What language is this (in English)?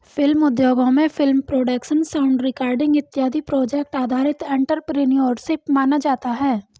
Hindi